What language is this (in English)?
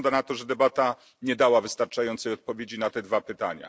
Polish